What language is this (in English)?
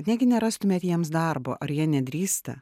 Lithuanian